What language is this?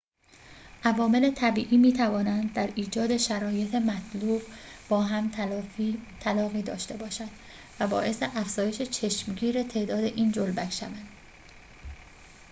Persian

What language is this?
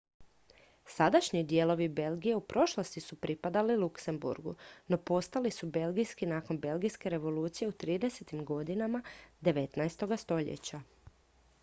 Croatian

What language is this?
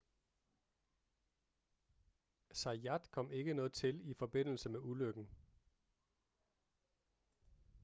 Danish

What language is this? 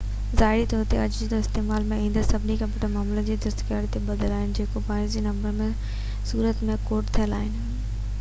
Sindhi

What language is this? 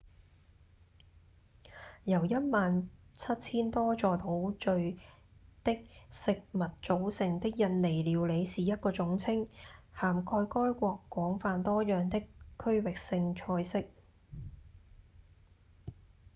Cantonese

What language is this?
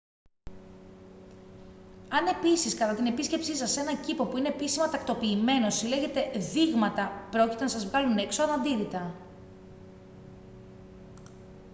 Greek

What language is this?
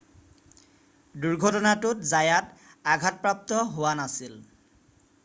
Assamese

